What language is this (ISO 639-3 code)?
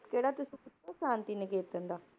pan